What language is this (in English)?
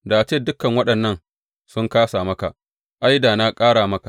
Hausa